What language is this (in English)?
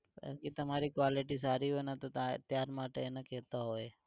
Gujarati